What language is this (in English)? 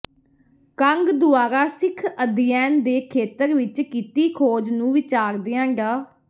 Punjabi